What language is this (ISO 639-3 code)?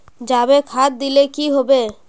mag